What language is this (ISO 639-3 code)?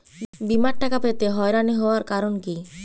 ben